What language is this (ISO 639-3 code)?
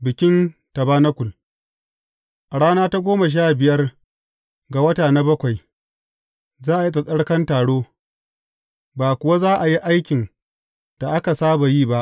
hau